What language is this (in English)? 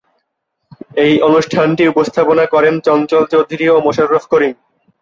Bangla